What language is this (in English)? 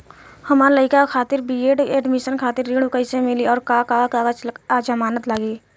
Bhojpuri